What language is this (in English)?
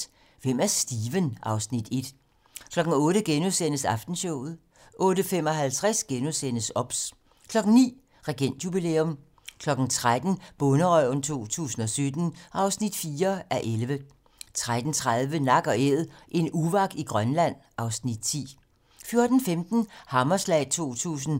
Danish